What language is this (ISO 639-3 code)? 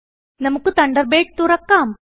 mal